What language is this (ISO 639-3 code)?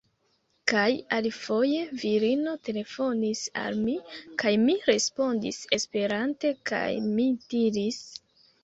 epo